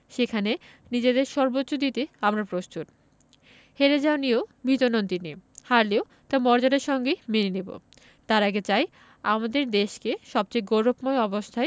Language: Bangla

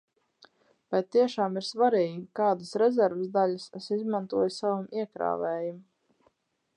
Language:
Latvian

